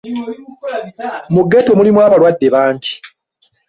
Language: Ganda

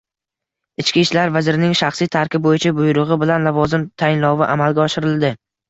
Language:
Uzbek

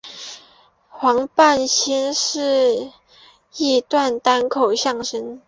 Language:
Chinese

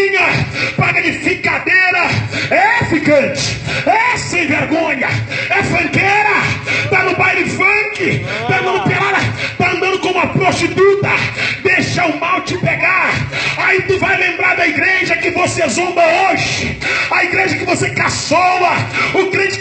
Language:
Portuguese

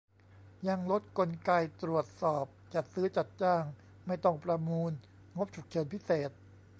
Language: Thai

